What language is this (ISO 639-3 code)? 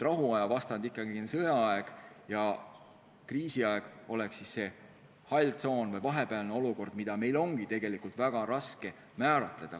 est